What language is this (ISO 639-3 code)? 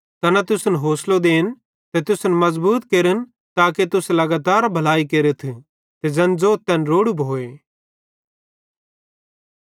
bhd